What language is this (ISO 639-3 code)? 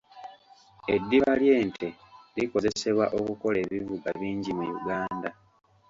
lug